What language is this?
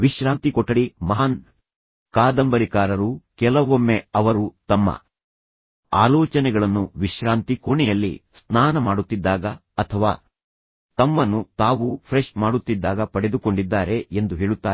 Kannada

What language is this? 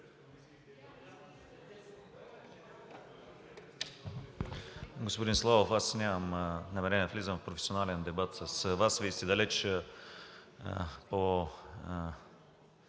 Bulgarian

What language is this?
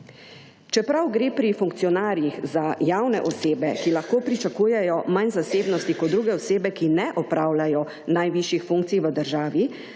Slovenian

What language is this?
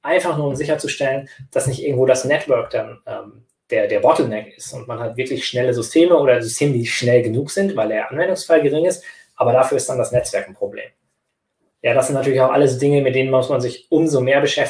German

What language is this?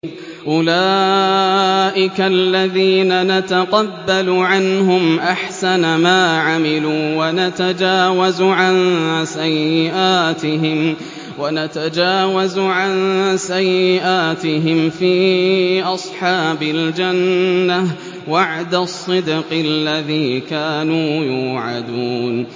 Arabic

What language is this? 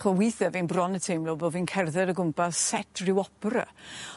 Welsh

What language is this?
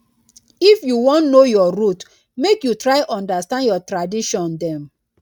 Nigerian Pidgin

